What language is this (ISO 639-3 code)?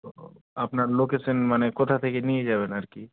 ben